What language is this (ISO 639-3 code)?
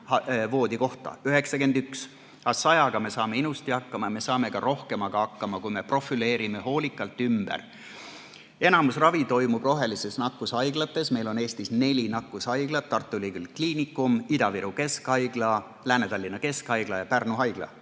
est